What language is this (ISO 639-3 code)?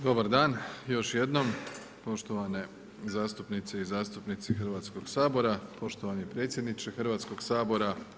hrv